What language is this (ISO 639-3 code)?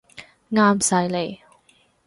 yue